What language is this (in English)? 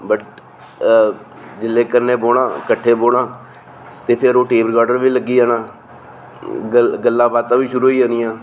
Dogri